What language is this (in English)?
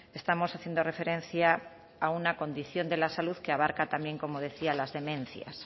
Spanish